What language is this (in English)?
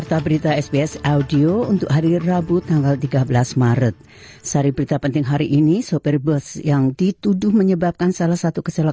Indonesian